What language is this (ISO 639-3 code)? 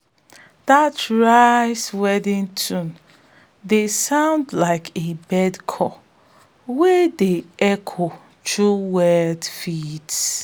pcm